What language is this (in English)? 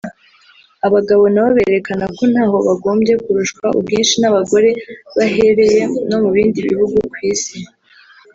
Kinyarwanda